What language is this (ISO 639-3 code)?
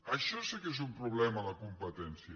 cat